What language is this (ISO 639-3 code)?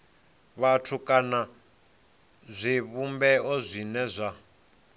ven